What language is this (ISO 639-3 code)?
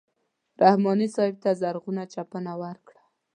pus